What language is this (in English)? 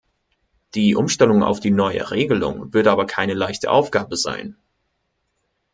German